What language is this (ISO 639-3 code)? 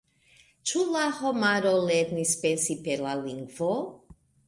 epo